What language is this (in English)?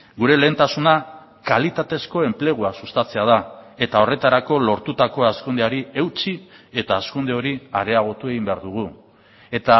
Basque